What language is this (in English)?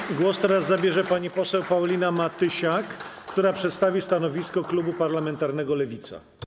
Polish